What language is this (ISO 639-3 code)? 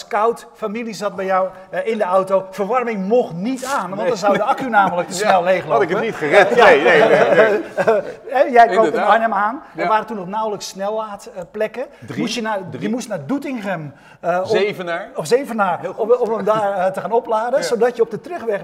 nld